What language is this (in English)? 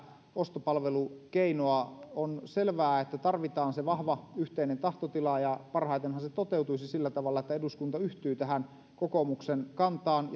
Finnish